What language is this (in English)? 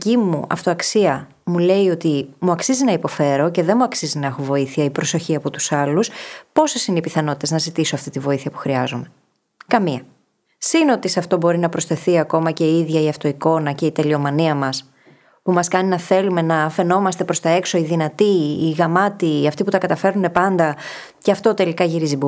Greek